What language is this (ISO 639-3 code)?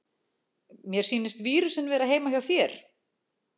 isl